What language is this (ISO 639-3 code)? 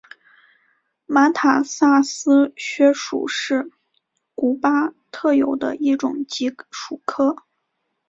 zho